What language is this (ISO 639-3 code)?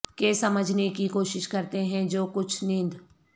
urd